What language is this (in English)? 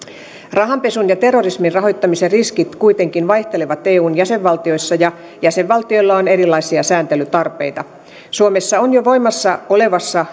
Finnish